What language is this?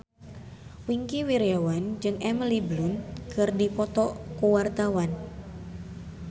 Sundanese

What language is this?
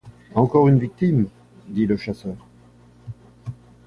French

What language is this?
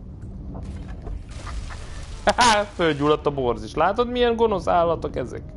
Hungarian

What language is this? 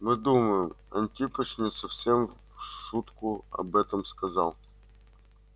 Russian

